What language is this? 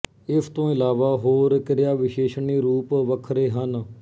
Punjabi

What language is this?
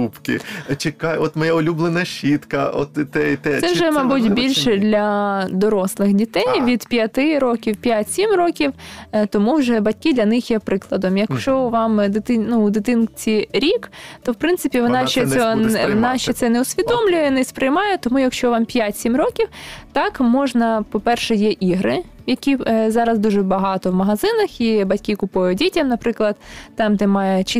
Ukrainian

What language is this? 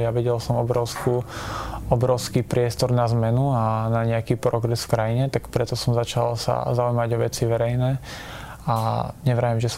Slovak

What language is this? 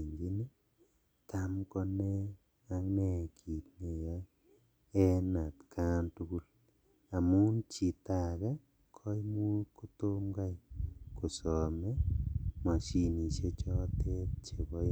Kalenjin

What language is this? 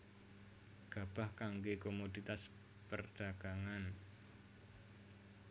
Javanese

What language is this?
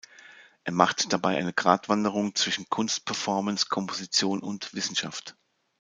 German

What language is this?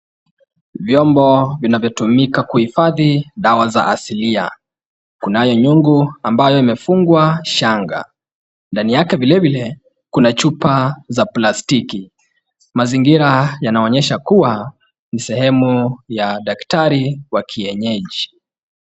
Swahili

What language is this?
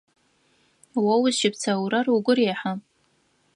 Adyghe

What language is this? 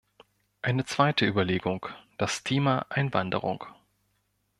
German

